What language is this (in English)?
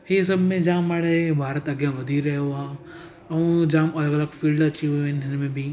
Sindhi